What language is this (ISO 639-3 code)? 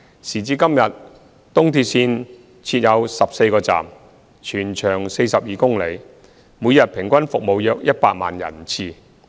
yue